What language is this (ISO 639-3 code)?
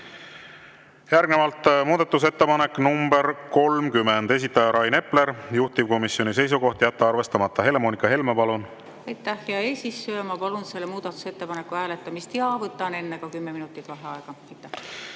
est